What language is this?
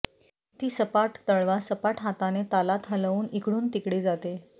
Marathi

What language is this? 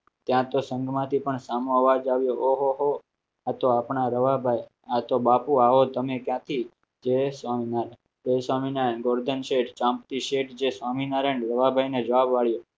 Gujarati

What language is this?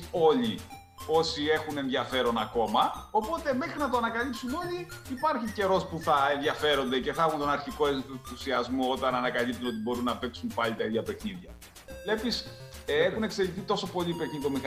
Greek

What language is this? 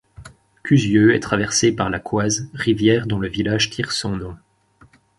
French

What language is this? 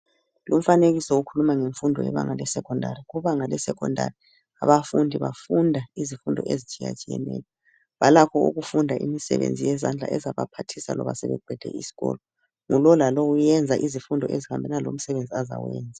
North Ndebele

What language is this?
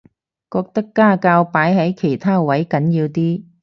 Cantonese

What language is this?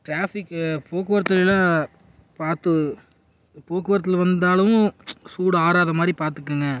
Tamil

